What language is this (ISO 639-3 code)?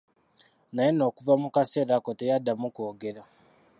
lug